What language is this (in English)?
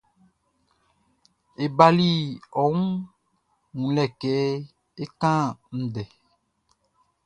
Baoulé